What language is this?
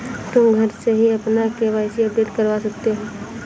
Hindi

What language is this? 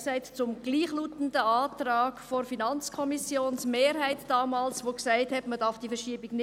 Swiss German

